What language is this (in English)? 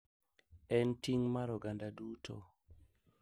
Luo (Kenya and Tanzania)